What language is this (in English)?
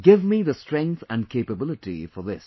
English